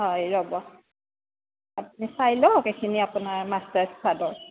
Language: Assamese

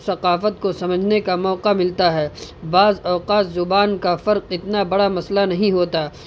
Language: Urdu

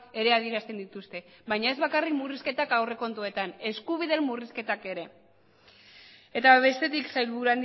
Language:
Basque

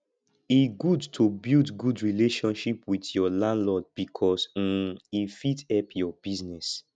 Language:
Nigerian Pidgin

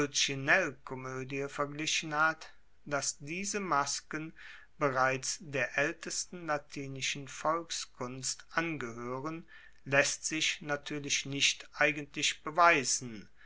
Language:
German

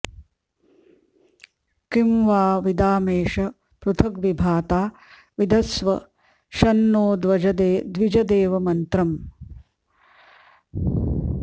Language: Sanskrit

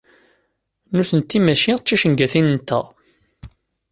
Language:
Kabyle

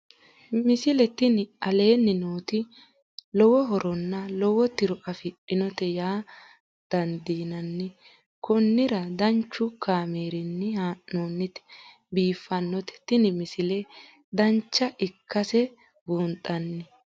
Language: Sidamo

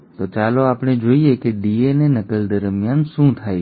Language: Gujarati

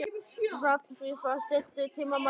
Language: Icelandic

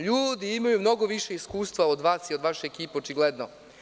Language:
Serbian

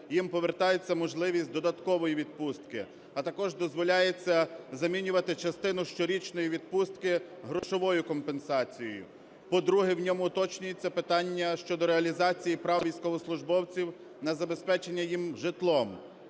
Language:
Ukrainian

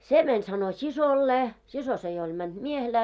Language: Finnish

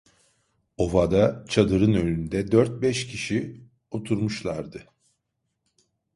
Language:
Turkish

